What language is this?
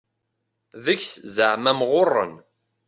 Kabyle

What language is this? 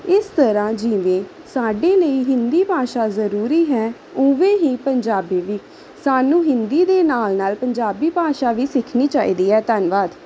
Punjabi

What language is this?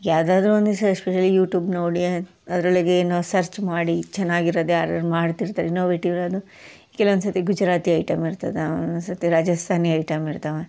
Kannada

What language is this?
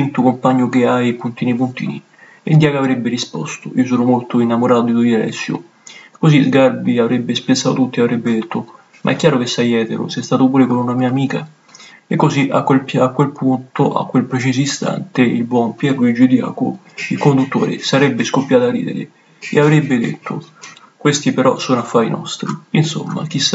Italian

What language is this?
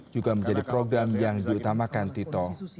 Indonesian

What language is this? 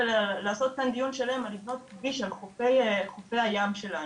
Hebrew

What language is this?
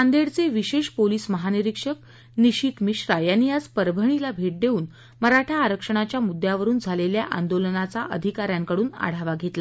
Marathi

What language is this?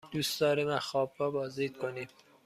Persian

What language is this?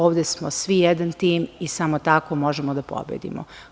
Serbian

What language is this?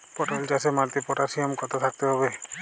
Bangla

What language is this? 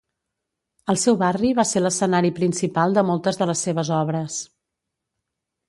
Catalan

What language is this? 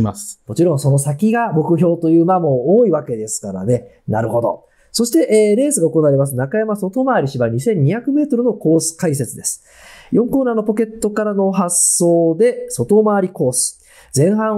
Japanese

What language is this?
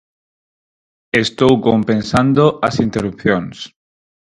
Galician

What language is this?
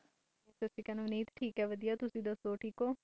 Punjabi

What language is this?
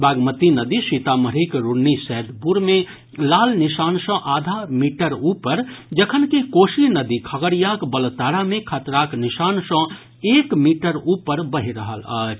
Maithili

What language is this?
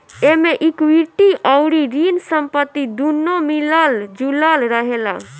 Bhojpuri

